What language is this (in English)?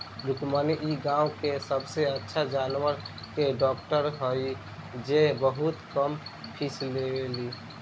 Bhojpuri